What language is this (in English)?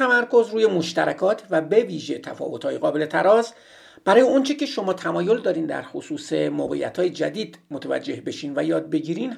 Persian